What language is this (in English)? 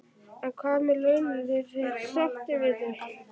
Icelandic